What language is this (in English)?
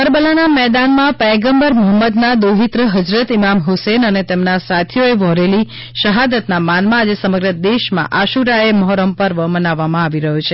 Gujarati